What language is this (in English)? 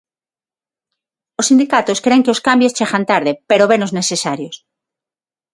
Galician